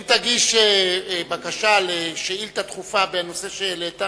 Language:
Hebrew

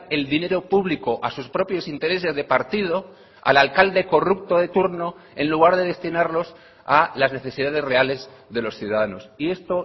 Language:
Spanish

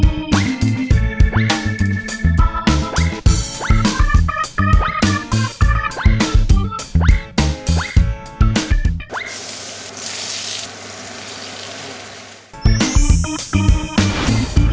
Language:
Thai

